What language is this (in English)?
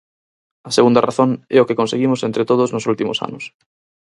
Galician